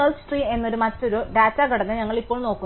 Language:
Malayalam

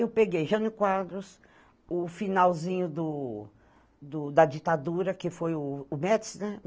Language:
Portuguese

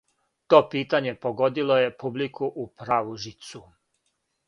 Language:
Serbian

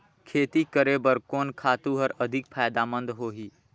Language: Chhattisgarhi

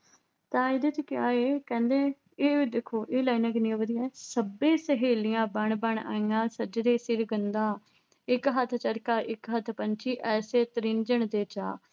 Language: Punjabi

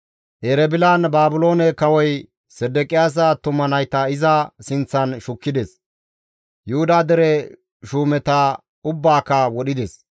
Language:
Gamo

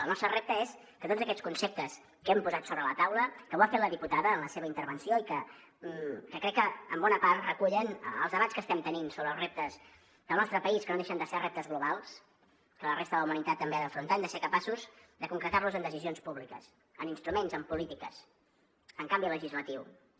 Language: Catalan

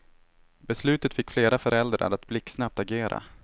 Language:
Swedish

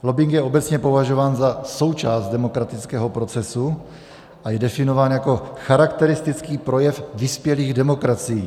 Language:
Czech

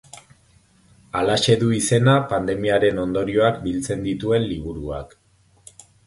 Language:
Basque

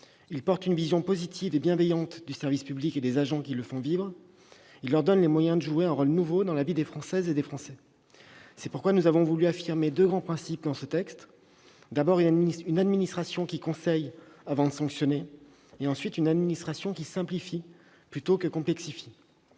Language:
French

